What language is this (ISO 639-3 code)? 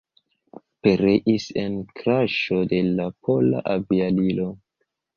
epo